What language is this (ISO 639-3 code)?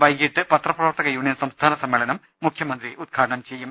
mal